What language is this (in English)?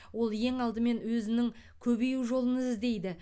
Kazakh